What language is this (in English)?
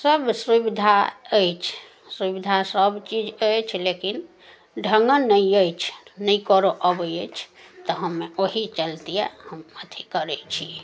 Maithili